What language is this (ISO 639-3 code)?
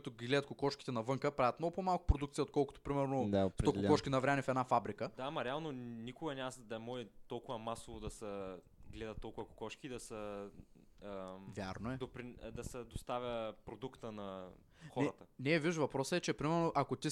bul